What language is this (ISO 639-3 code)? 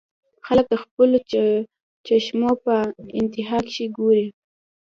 pus